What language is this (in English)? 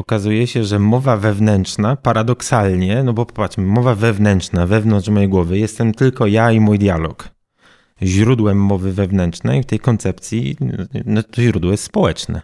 Polish